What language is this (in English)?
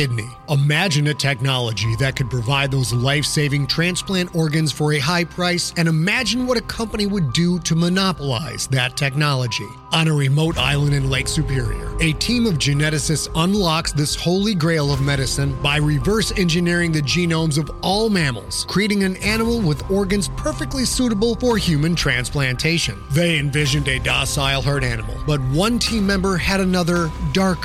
English